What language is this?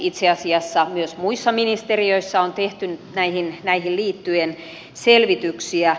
Finnish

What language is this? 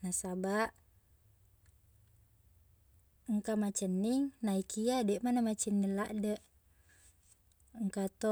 Buginese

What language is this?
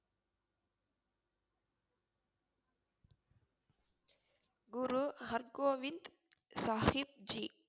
Tamil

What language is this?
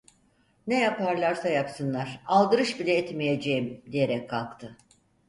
Turkish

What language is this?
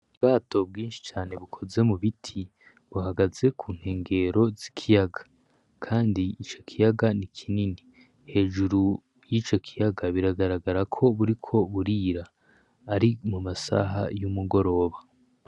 Rundi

